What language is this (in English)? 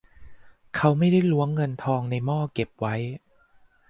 Thai